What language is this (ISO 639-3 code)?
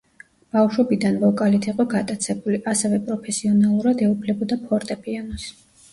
kat